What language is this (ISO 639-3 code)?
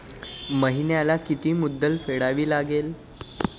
mar